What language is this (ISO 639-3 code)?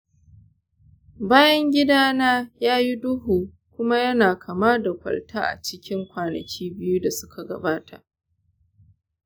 hau